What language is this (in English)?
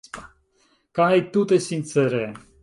Esperanto